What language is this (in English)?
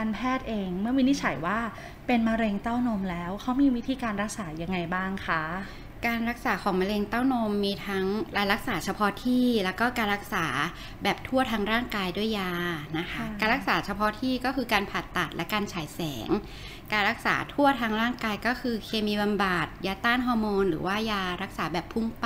Thai